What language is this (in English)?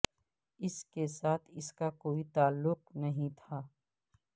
Urdu